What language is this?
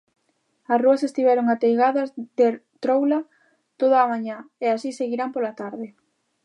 Galician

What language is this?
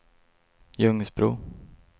Swedish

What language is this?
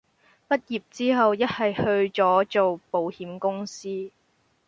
Cantonese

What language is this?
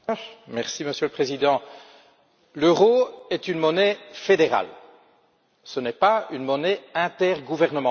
French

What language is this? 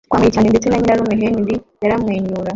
Kinyarwanda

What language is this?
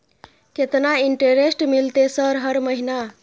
Maithili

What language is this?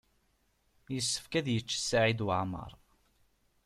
Kabyle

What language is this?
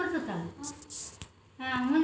Kannada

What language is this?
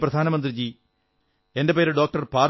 Malayalam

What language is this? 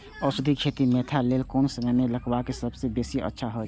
Maithili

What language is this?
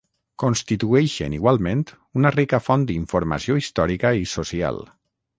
Catalan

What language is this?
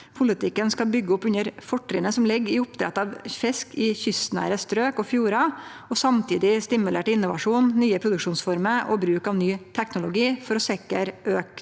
Norwegian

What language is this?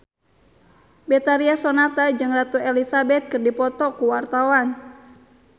Sundanese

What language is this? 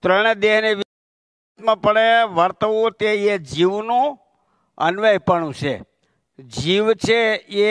Gujarati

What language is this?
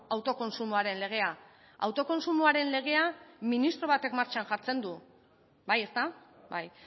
Basque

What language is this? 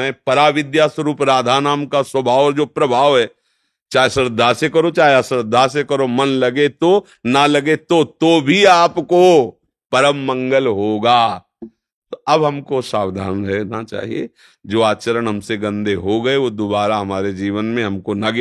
Hindi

